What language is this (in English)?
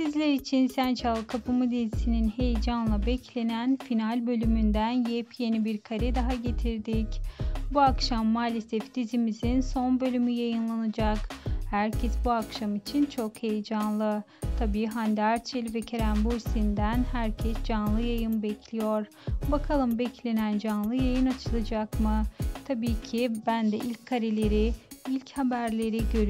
Turkish